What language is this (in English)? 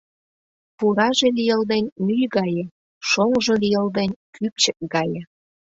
Mari